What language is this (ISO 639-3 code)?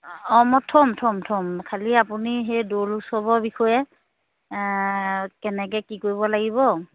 asm